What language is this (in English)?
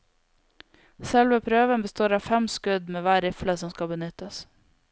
Norwegian